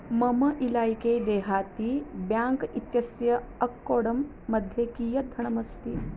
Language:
Sanskrit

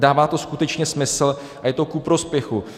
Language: Czech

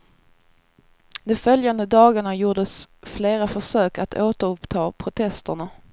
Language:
Swedish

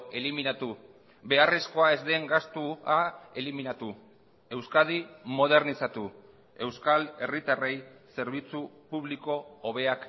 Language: Basque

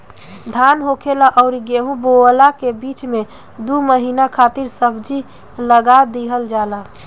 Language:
Bhojpuri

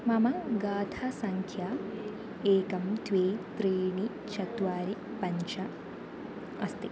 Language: Sanskrit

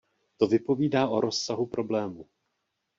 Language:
Czech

